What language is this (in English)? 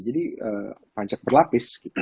Indonesian